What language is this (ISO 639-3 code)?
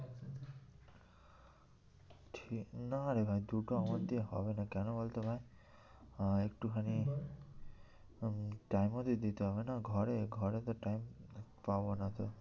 ben